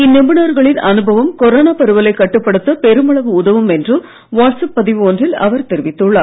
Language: Tamil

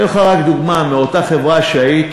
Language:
Hebrew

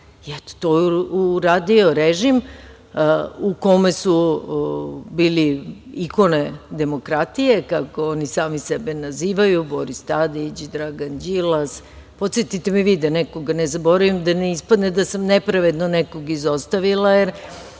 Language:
Serbian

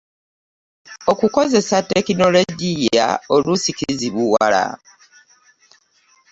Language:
Ganda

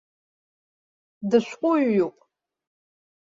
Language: Abkhazian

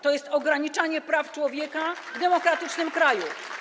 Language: Polish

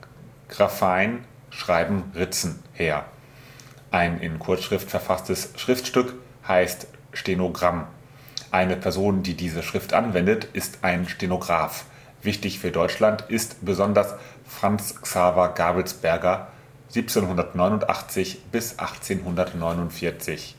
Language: German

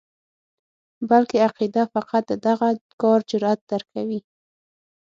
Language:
Pashto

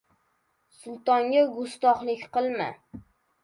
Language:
Uzbek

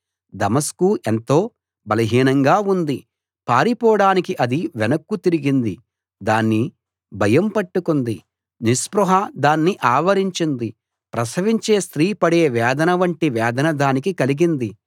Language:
Telugu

